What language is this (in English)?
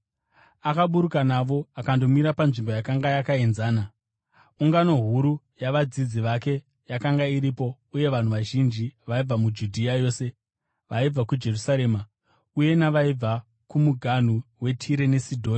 Shona